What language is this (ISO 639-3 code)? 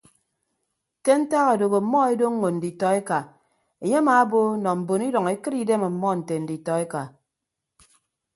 ibb